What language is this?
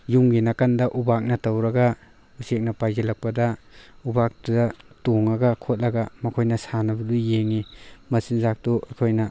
Manipuri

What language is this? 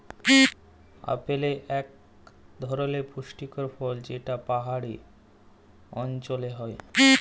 Bangla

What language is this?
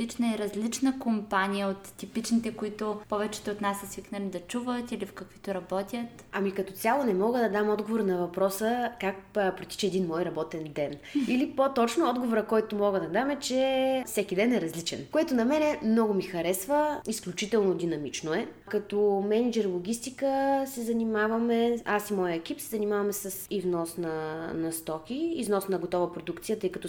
Bulgarian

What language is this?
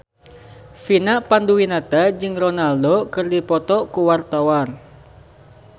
Sundanese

